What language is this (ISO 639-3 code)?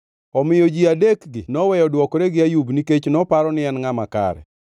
luo